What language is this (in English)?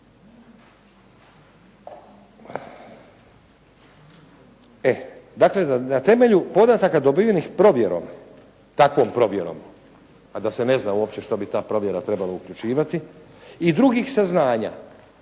Croatian